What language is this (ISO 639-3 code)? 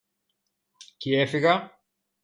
ell